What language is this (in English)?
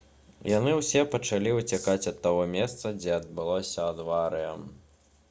Belarusian